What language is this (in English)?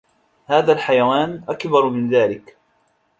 Arabic